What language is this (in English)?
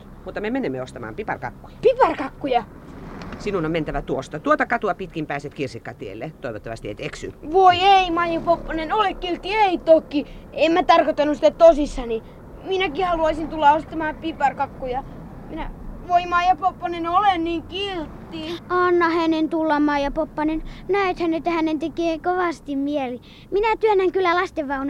Finnish